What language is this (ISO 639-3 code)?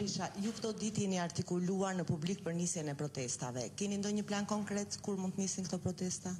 ron